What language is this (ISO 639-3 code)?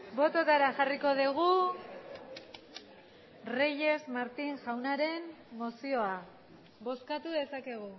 eus